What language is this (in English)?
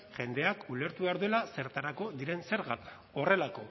Basque